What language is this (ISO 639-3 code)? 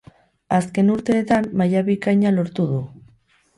eus